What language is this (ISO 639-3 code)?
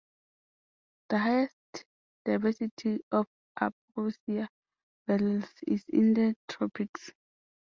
eng